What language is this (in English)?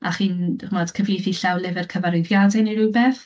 Welsh